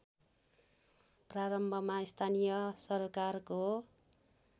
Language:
Nepali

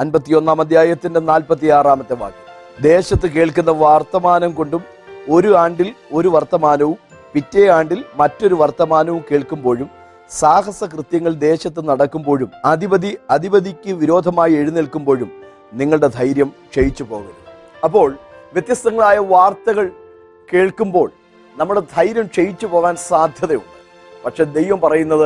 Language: Malayalam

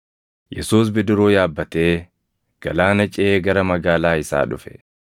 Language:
Oromo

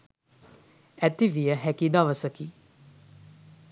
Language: Sinhala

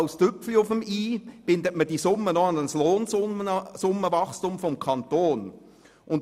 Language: Swiss German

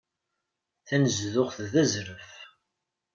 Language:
Kabyle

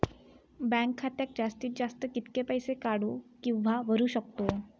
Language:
Marathi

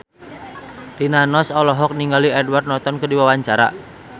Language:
Sundanese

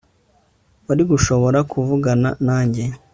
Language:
Kinyarwanda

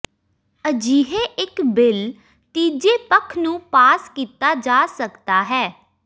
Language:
Punjabi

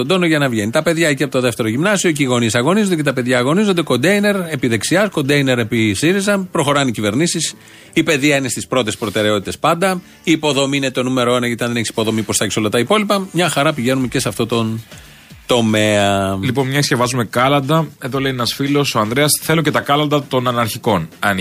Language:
Greek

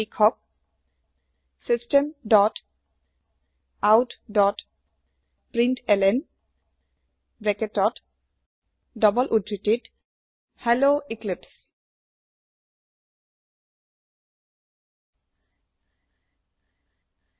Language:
Assamese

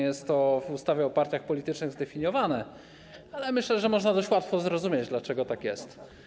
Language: Polish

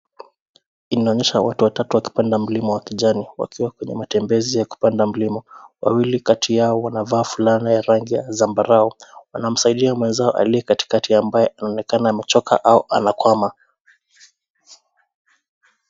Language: Swahili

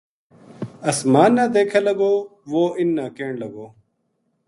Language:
Gujari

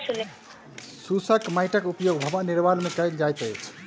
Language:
Maithili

